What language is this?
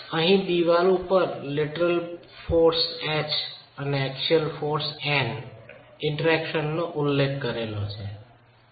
Gujarati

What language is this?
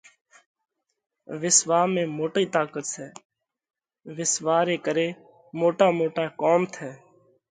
Parkari Koli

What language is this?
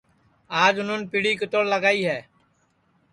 Sansi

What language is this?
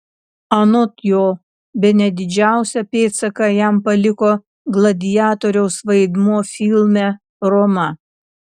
Lithuanian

